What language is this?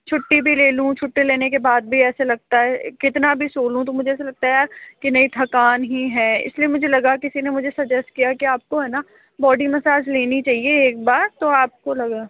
Hindi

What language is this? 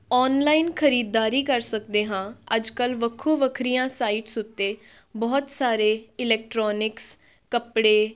Punjabi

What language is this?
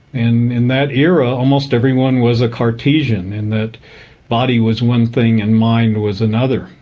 English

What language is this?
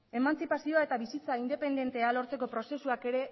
Basque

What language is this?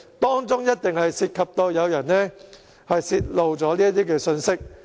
Cantonese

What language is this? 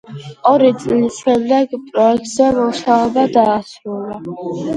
Georgian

